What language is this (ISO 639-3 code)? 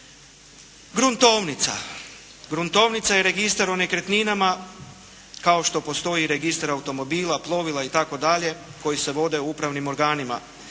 hrv